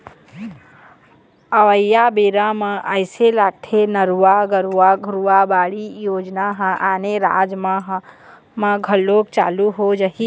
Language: Chhattisgarhi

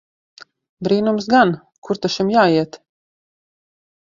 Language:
Latvian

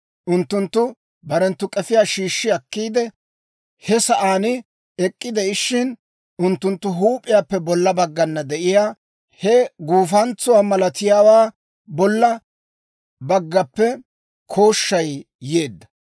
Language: Dawro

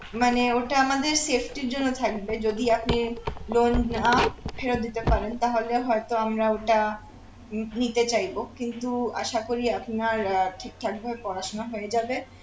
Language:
Bangla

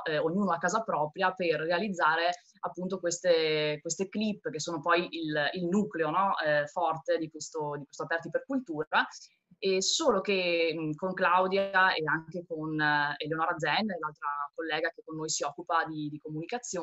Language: Italian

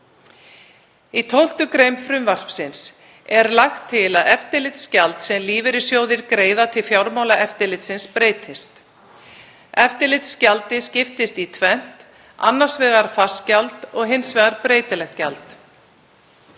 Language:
Icelandic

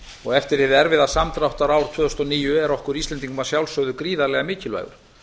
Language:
Icelandic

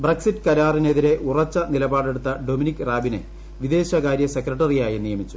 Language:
Malayalam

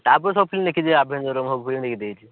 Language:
Odia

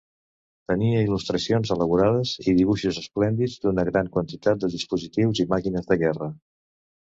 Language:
Catalan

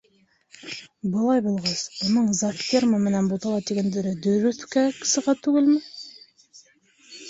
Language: Bashkir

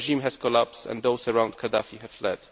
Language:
English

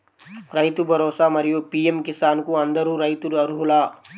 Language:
Telugu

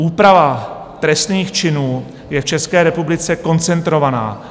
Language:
Czech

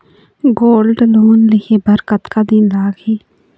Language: Chhattisgarhi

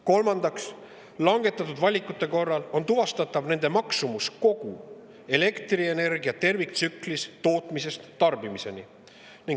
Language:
Estonian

